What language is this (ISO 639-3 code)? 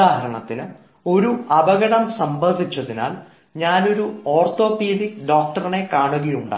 mal